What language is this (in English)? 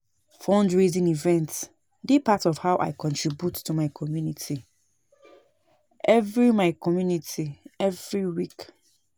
Nigerian Pidgin